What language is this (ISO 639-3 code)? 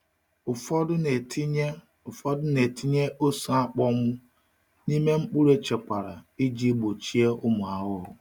ibo